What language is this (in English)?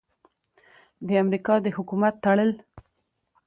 Pashto